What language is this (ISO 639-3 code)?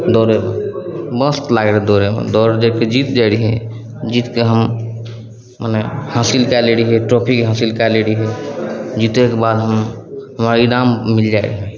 mai